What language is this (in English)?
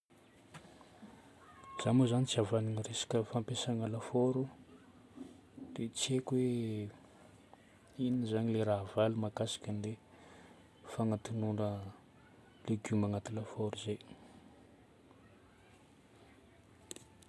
Northern Betsimisaraka Malagasy